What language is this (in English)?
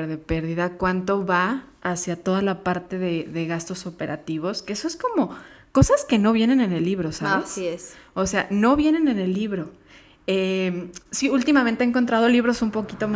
Spanish